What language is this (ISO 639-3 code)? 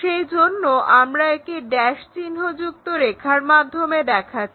ben